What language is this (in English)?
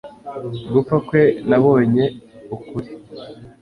Kinyarwanda